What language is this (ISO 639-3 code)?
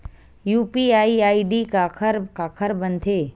hne